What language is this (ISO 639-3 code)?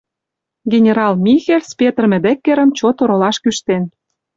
chm